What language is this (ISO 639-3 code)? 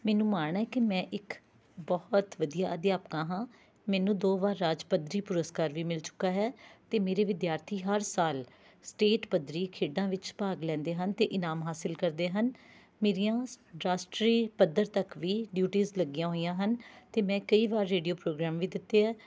pan